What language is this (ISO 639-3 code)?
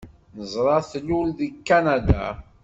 kab